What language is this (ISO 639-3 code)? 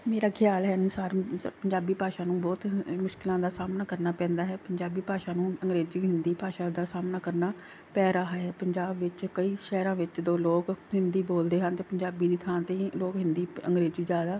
pan